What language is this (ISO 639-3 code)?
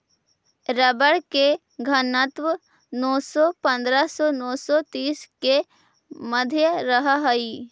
mag